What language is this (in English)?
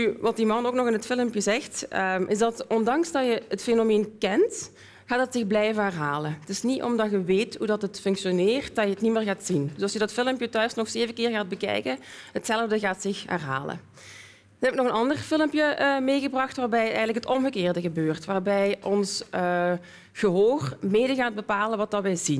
Dutch